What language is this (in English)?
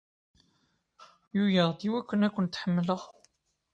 Kabyle